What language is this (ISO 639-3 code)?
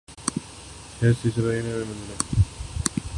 urd